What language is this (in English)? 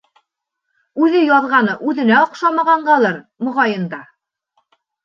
Bashkir